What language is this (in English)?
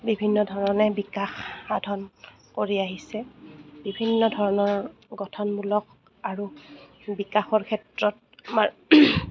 Assamese